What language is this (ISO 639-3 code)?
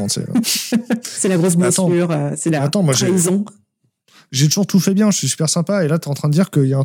fra